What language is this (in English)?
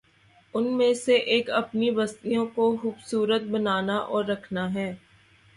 Urdu